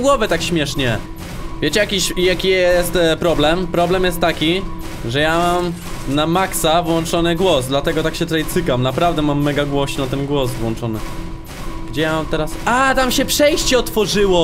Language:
Polish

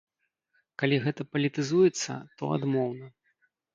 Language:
Belarusian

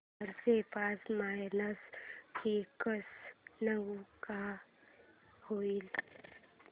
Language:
Marathi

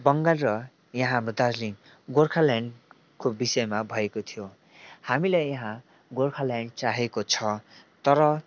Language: Nepali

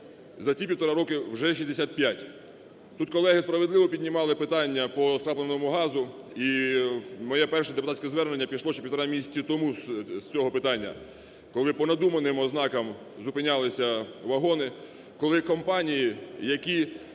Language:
Ukrainian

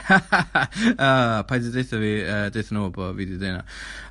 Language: Welsh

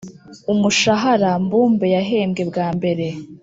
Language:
Kinyarwanda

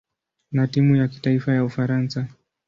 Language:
Swahili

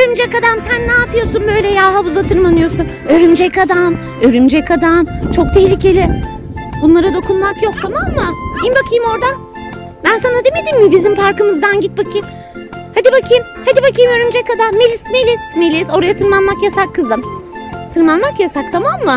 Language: Turkish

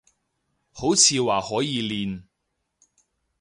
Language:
Cantonese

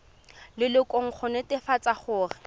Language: Tswana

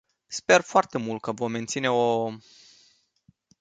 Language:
Romanian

